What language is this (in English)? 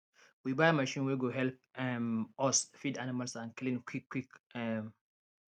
Nigerian Pidgin